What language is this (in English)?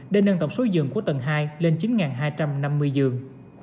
Vietnamese